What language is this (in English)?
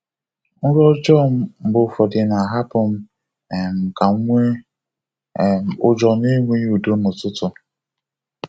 Igbo